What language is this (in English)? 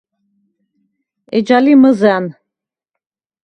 Svan